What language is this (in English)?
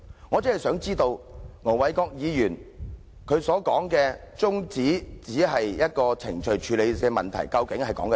Cantonese